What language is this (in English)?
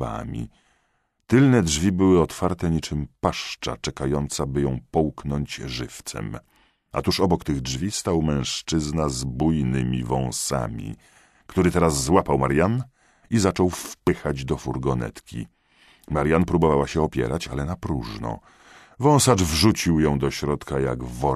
Polish